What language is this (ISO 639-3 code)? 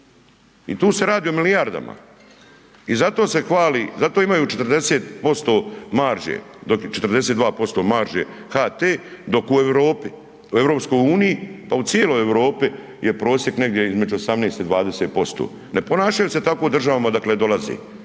hrv